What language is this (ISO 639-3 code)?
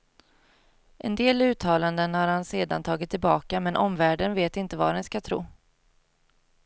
swe